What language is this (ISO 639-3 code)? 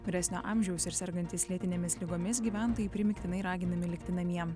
lit